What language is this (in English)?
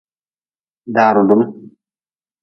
Nawdm